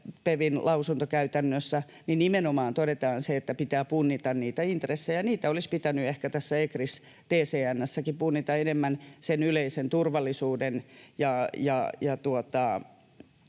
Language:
Finnish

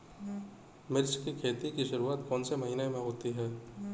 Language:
Hindi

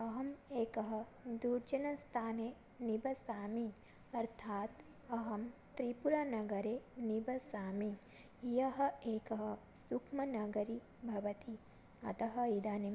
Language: Sanskrit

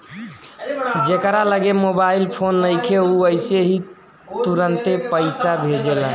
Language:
Bhojpuri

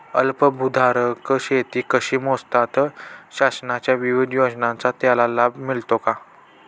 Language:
Marathi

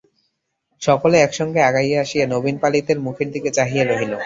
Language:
Bangla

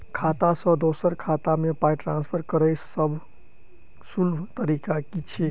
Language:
Maithili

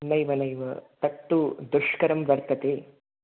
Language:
Sanskrit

